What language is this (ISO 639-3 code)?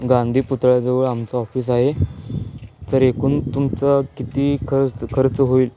mar